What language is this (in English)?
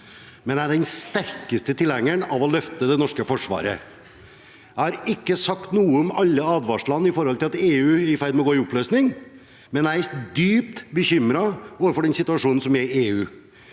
Norwegian